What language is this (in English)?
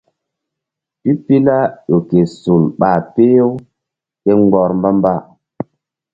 Mbum